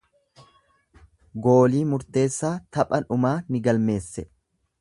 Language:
Oromo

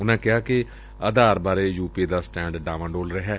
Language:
Punjabi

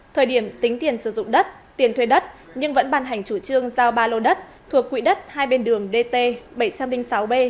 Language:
Vietnamese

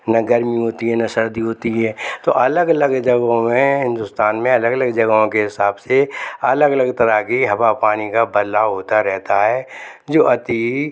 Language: Hindi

